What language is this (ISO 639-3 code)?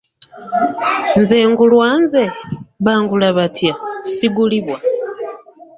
lug